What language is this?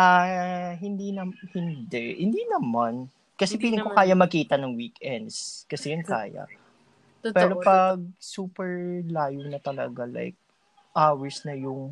Filipino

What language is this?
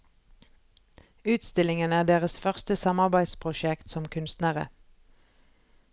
Norwegian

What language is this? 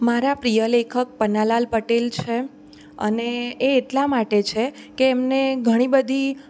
Gujarati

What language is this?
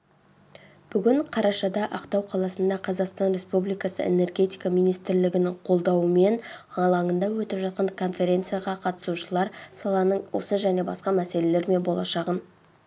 Kazakh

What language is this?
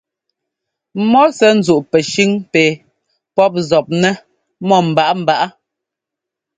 Ngomba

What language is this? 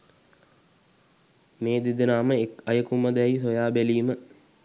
Sinhala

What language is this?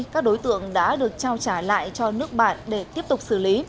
Vietnamese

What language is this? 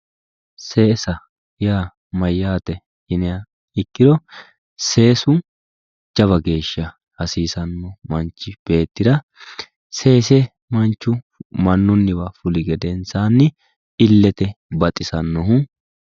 Sidamo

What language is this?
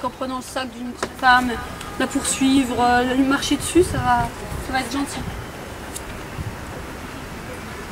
French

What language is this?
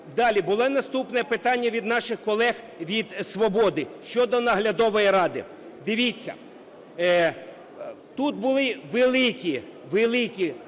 Ukrainian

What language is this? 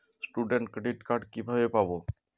Bangla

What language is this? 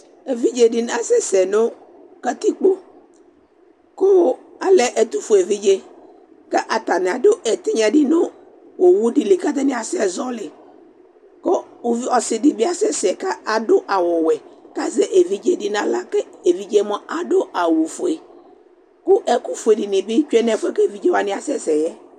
Ikposo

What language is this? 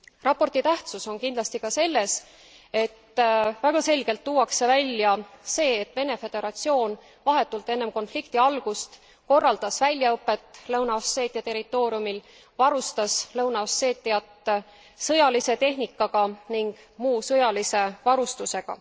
Estonian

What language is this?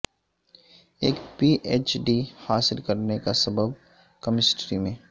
Urdu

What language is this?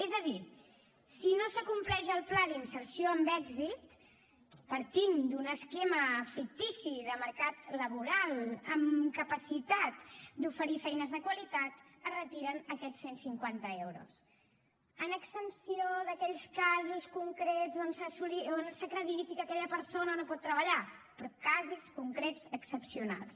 Catalan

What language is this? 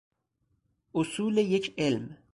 Persian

